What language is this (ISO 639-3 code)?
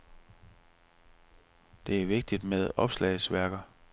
dan